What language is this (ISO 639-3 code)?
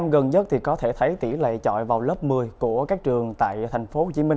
vie